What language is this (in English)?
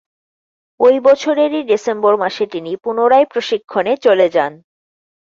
Bangla